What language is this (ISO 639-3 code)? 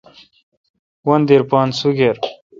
xka